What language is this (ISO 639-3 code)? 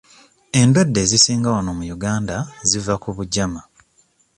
lug